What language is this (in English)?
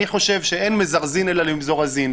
Hebrew